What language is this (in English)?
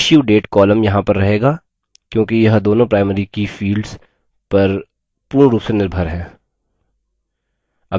Hindi